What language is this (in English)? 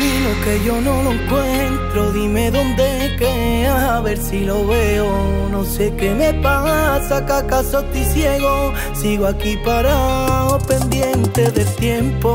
Spanish